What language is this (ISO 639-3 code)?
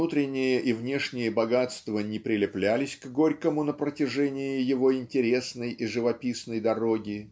rus